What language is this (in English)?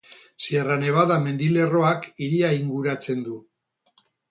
Basque